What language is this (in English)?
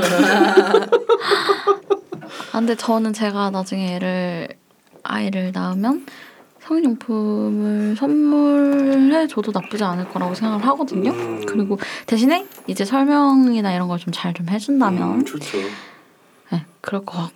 Korean